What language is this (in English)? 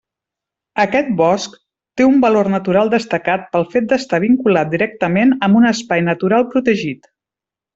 Catalan